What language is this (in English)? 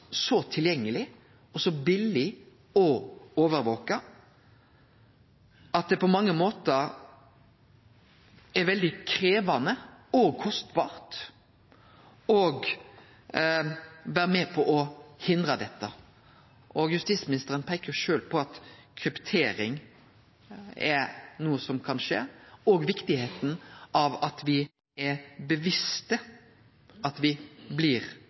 Norwegian Nynorsk